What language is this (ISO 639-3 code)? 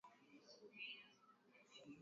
swa